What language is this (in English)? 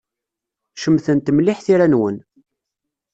Kabyle